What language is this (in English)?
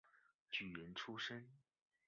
Chinese